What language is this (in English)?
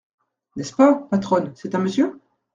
French